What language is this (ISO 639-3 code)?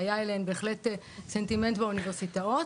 heb